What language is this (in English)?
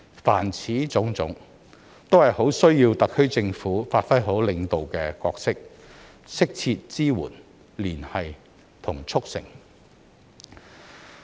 Cantonese